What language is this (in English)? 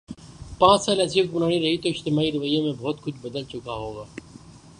Urdu